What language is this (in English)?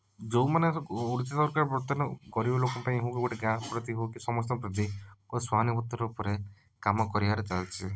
Odia